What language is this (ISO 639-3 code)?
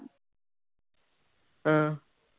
pan